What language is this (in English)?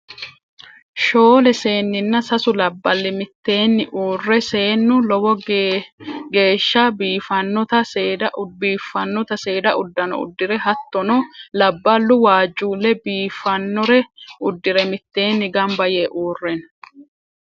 Sidamo